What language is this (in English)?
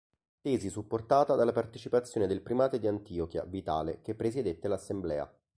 Italian